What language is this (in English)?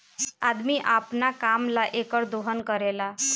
Bhojpuri